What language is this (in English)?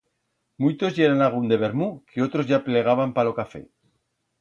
Aragonese